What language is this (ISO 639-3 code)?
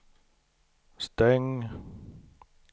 swe